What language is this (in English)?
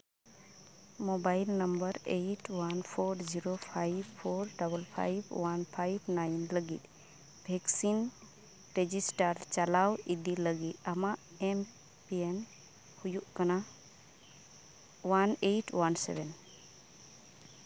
Santali